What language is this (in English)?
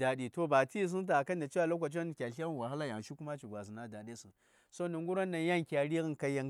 Saya